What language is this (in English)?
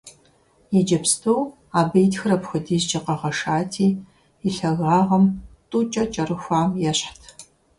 Kabardian